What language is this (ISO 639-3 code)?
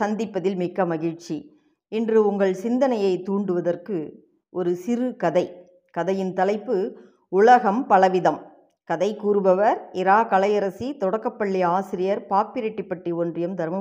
tam